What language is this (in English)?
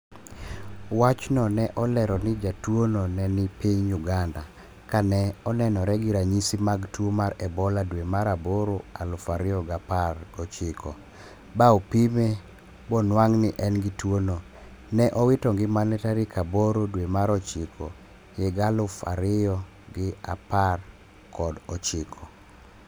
Luo (Kenya and Tanzania)